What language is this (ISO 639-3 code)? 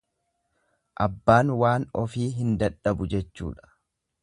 orm